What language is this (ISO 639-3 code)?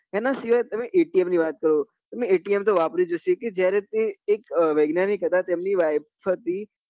guj